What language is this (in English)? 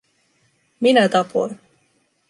Finnish